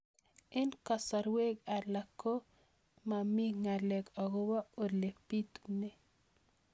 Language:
Kalenjin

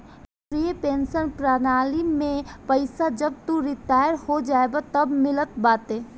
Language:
Bhojpuri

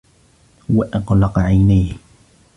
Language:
Arabic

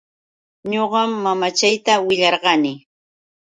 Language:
Yauyos Quechua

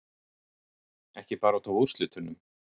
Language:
Icelandic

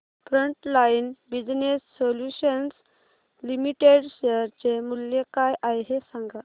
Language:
Marathi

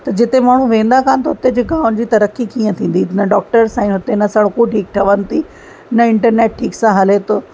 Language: Sindhi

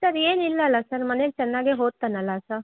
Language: Kannada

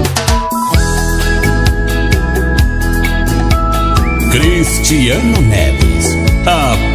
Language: Portuguese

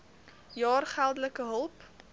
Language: Afrikaans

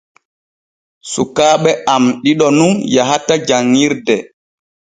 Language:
Borgu Fulfulde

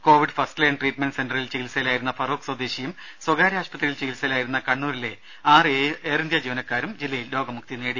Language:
Malayalam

